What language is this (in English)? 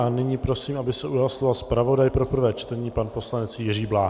Czech